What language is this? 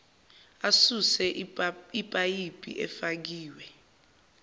Zulu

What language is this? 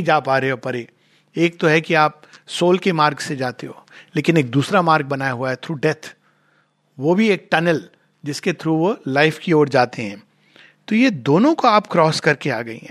Hindi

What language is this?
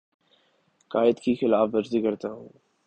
Urdu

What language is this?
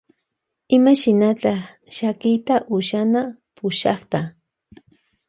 Loja Highland Quichua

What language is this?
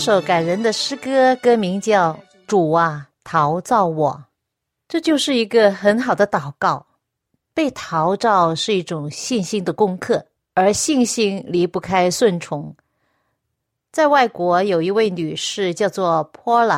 Chinese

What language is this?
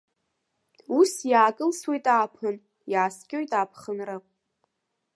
Abkhazian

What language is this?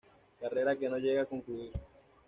Spanish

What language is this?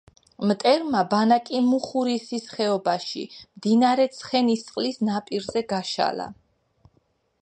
Georgian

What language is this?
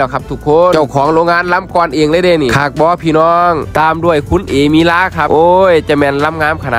Thai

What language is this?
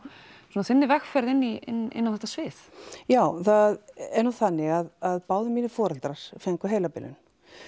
Icelandic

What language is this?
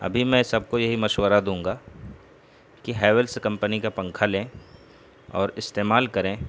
Urdu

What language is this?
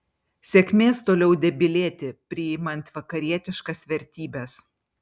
Lithuanian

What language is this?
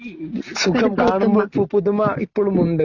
Malayalam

